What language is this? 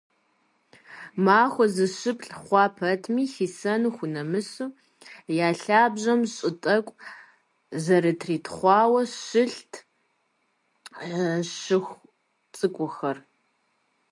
Kabardian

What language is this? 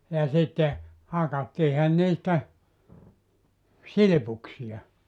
Finnish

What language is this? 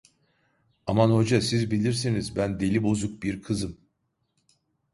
Turkish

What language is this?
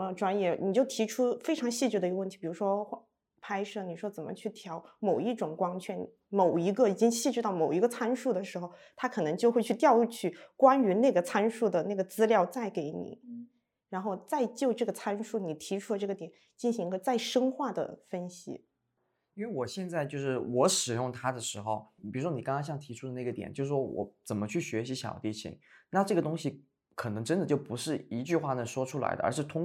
Chinese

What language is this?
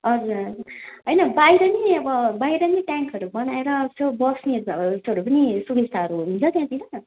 Nepali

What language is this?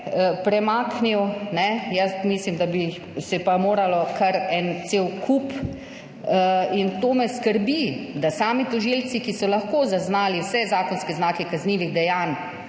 Slovenian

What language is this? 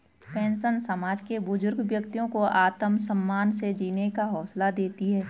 Hindi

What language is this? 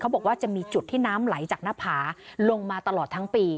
Thai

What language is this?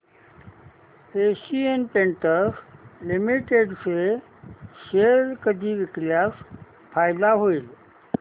Marathi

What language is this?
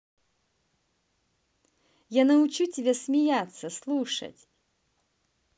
Russian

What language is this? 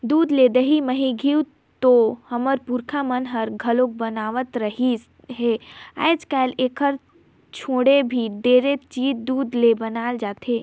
Chhattisgarhi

